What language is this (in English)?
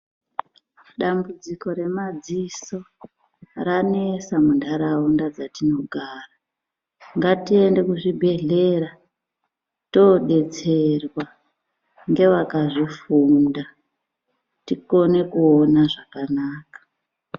Ndau